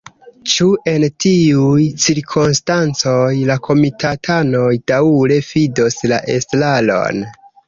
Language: Esperanto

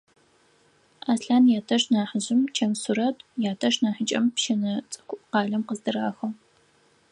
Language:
Adyghe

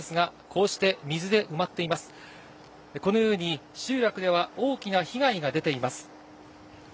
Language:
Japanese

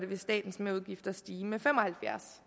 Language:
Danish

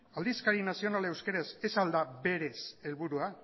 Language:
Basque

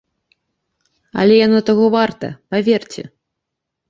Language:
Belarusian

